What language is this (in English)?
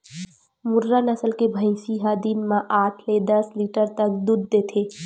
Chhattisgarhi